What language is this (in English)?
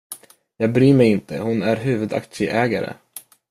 Swedish